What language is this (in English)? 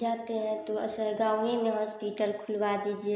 Hindi